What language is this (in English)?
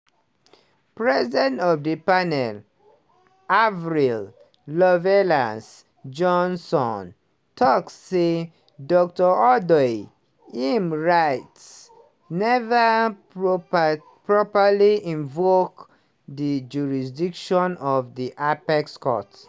Nigerian Pidgin